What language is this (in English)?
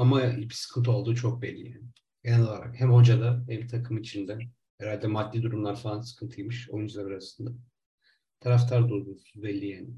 Turkish